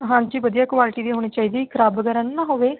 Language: Punjabi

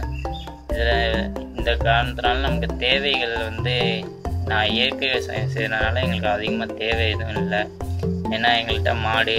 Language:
Thai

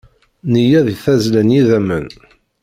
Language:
Kabyle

